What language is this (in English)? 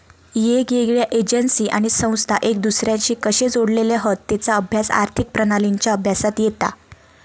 Marathi